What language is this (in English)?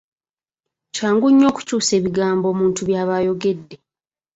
Ganda